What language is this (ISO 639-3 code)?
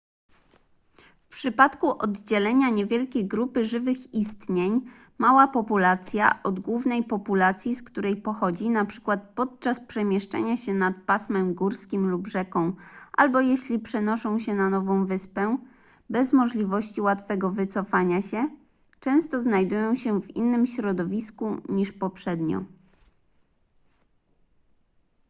pol